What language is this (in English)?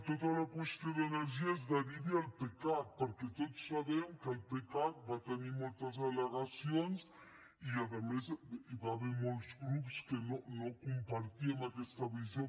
Catalan